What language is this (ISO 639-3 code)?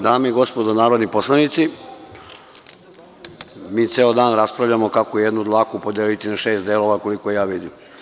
srp